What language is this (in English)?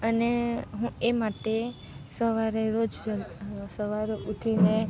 Gujarati